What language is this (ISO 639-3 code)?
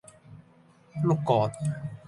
yue